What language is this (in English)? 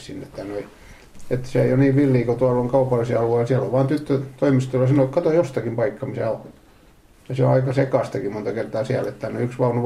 Finnish